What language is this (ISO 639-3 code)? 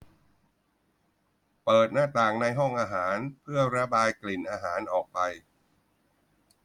tha